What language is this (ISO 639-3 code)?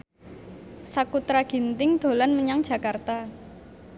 jav